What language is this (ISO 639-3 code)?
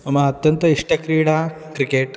san